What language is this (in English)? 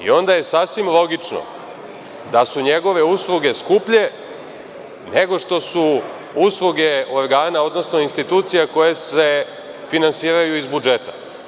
Serbian